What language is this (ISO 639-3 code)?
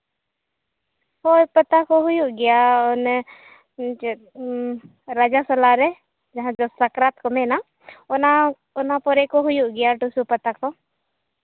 sat